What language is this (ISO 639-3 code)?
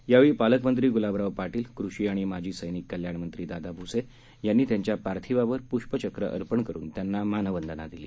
mar